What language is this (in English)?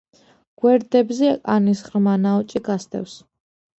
Georgian